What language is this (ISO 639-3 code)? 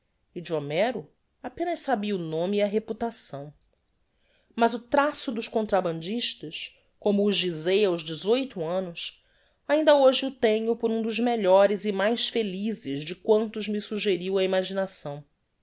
por